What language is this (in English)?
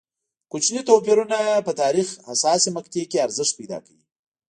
Pashto